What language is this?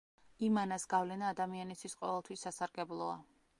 Georgian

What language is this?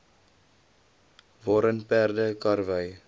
Afrikaans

